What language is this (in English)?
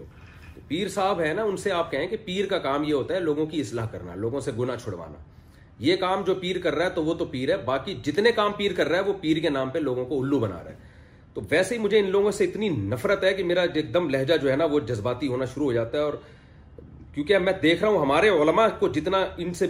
Urdu